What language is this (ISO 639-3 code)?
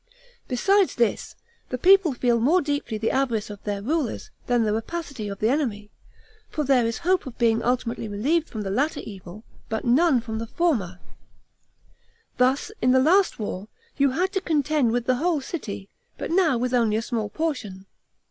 eng